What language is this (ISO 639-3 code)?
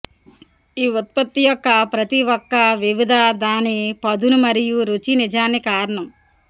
tel